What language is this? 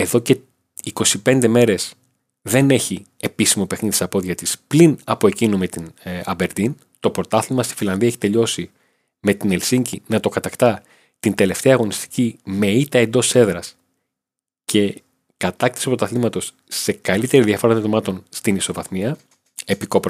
Greek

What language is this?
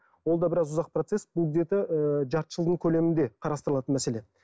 Kazakh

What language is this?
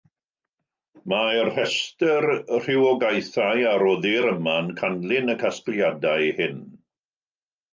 Welsh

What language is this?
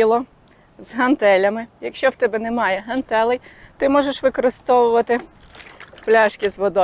Ukrainian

